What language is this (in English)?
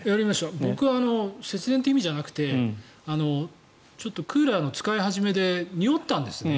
Japanese